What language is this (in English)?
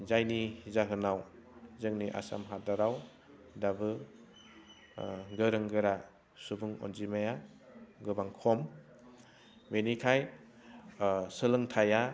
Bodo